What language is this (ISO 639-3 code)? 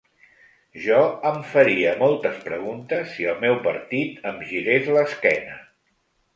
cat